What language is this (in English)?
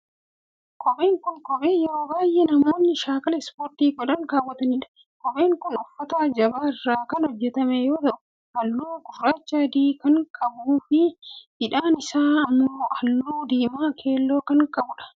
Oromo